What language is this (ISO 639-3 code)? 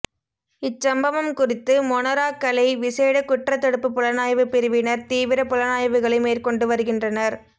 tam